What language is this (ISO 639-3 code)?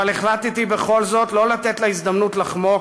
heb